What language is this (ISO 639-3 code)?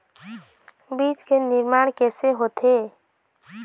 hne